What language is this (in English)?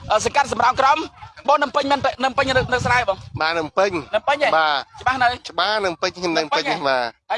Indonesian